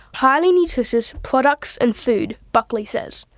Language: English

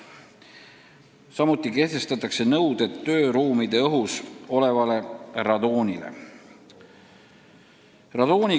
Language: Estonian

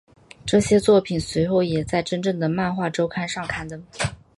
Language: Chinese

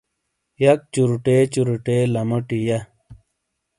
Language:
Shina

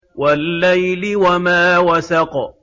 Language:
Arabic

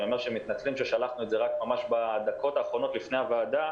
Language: Hebrew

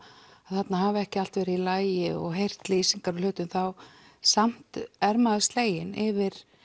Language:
Icelandic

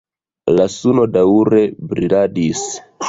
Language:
Esperanto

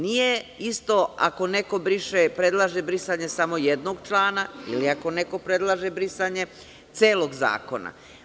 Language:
Serbian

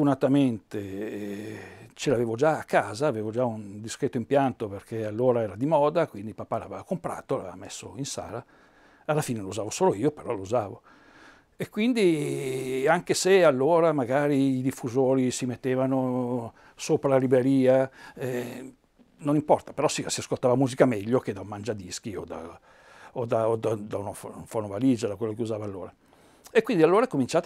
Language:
Italian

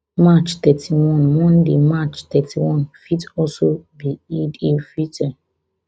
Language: Nigerian Pidgin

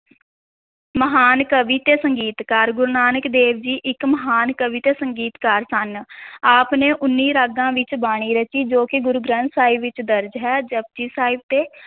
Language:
Punjabi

